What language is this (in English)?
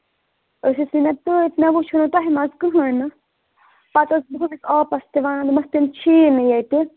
Kashmiri